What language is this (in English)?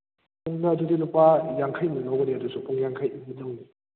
Manipuri